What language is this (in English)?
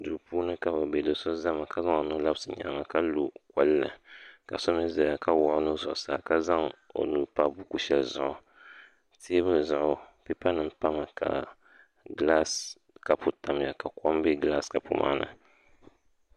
Dagbani